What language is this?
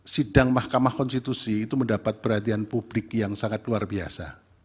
Indonesian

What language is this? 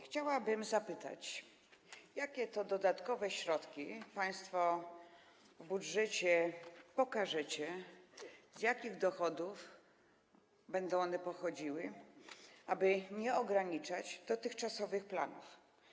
Polish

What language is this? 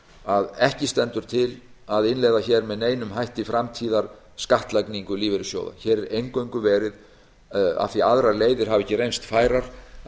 Icelandic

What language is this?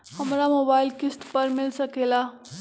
Magahi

